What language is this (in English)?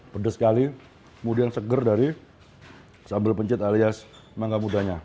Indonesian